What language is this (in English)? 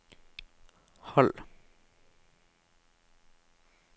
Norwegian